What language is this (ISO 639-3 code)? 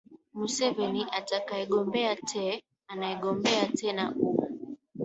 swa